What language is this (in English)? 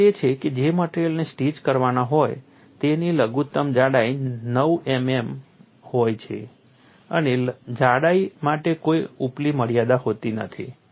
Gujarati